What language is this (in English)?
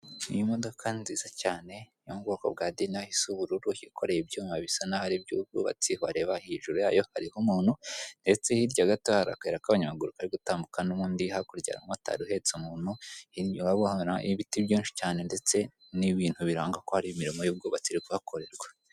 Kinyarwanda